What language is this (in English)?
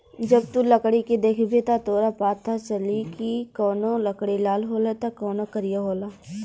Bhojpuri